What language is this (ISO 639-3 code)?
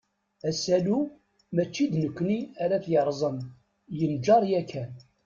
kab